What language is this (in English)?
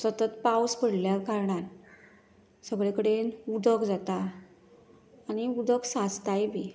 Konkani